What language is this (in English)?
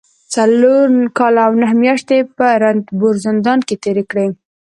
Pashto